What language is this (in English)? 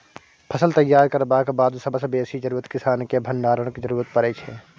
Maithili